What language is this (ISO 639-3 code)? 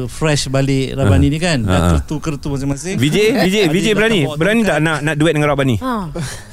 msa